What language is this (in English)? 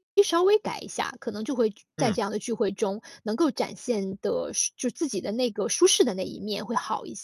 Chinese